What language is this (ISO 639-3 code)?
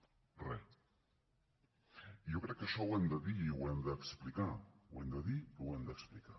cat